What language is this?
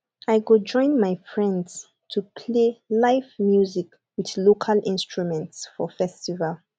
Nigerian Pidgin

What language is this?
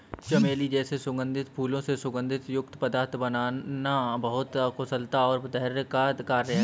Hindi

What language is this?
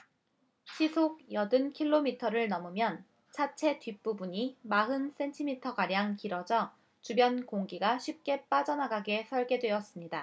Korean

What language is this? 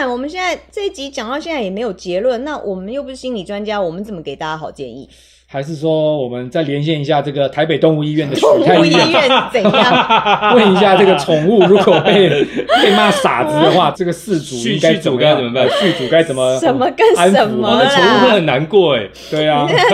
Chinese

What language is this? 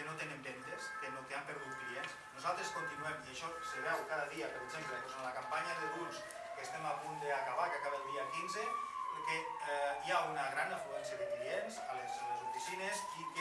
Spanish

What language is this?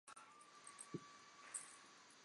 Chinese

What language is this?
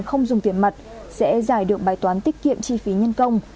Vietnamese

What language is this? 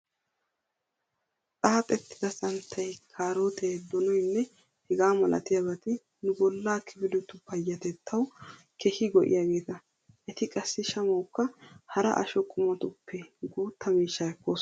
Wolaytta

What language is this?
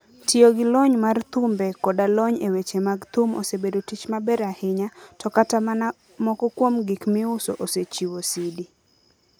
Luo (Kenya and Tanzania)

